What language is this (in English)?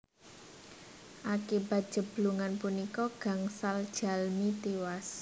Javanese